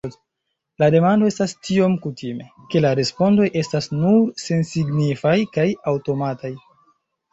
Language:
Esperanto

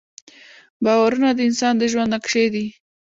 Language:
Pashto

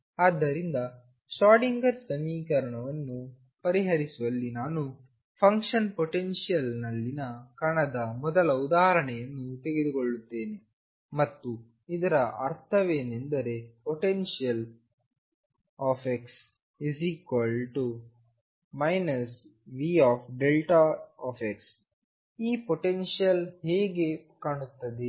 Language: Kannada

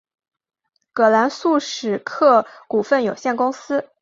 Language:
Chinese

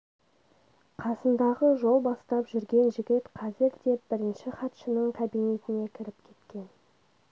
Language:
Kazakh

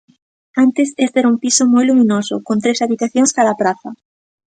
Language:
Galician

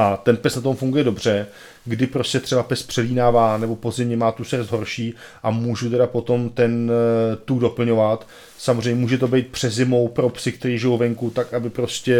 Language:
Czech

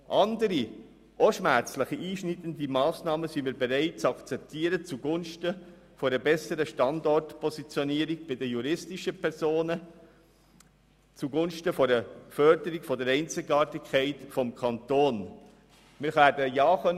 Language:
Swiss German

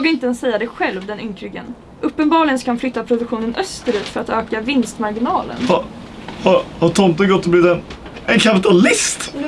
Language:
Swedish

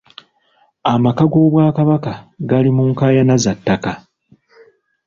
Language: Ganda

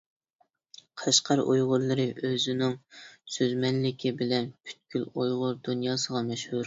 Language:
Uyghur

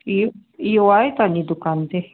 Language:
Sindhi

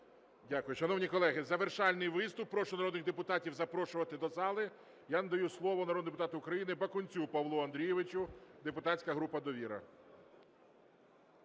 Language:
Ukrainian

